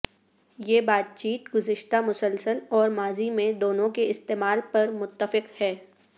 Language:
Urdu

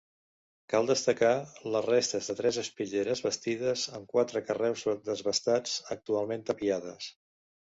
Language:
Catalan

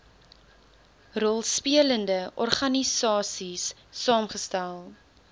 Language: Afrikaans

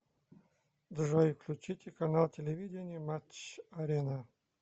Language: Russian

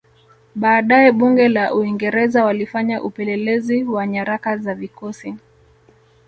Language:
Swahili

